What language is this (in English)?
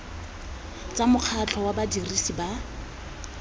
Tswana